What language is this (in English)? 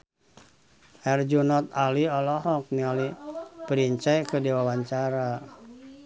Sundanese